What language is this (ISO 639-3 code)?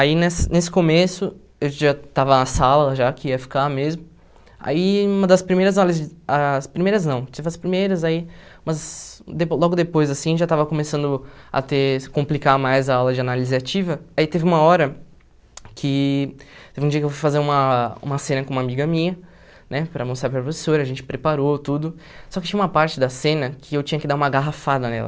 por